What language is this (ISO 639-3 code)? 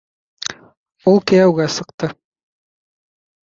bak